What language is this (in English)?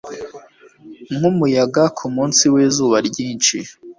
Kinyarwanda